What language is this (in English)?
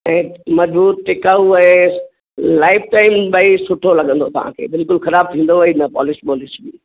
Sindhi